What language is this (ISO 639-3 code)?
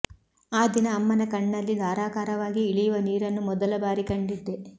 kan